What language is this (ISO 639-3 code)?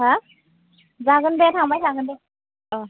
brx